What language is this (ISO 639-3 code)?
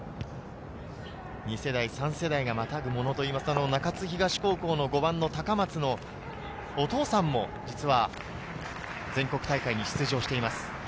jpn